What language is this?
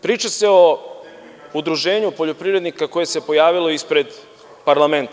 Serbian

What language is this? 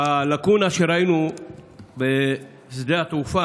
Hebrew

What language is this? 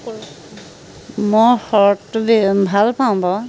Assamese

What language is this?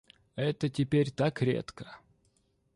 Russian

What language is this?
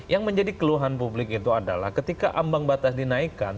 Indonesian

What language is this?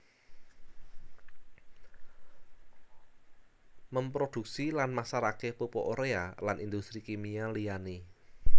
Javanese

